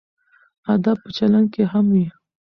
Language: Pashto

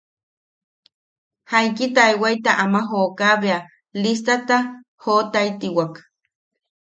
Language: Yaqui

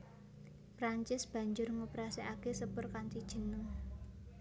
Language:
Javanese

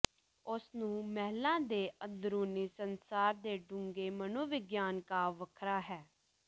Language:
Punjabi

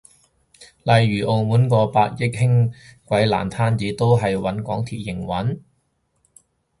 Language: Cantonese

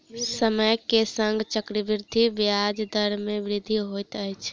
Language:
Maithili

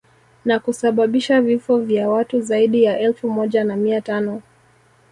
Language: Swahili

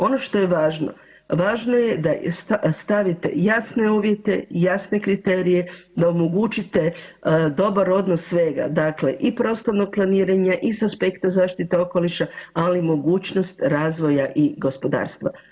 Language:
Croatian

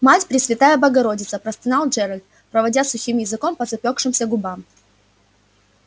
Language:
Russian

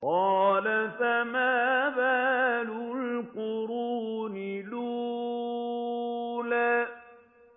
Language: Arabic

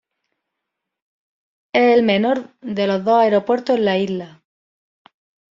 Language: Spanish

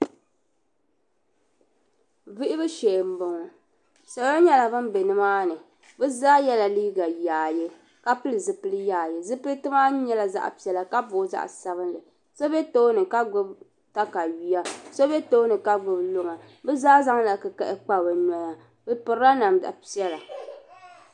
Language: Dagbani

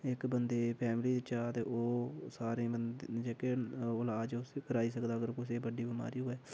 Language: Dogri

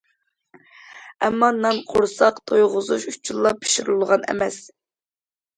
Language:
Uyghur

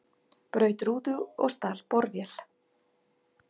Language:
Icelandic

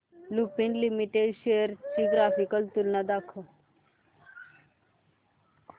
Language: Marathi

